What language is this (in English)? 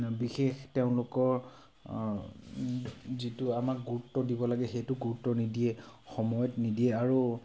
Assamese